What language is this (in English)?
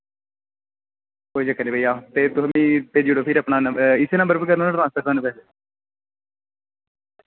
Dogri